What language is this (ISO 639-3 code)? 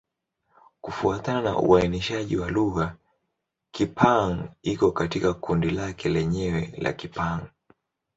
swa